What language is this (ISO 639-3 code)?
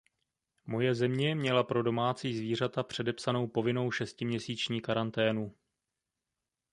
ces